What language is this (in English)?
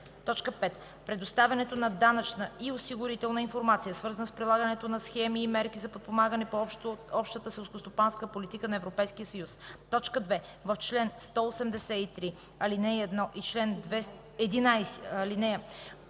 Bulgarian